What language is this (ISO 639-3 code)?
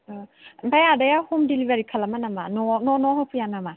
brx